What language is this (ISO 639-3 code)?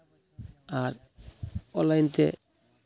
sat